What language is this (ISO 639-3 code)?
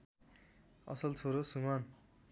nep